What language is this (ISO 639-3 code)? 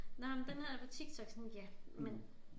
dan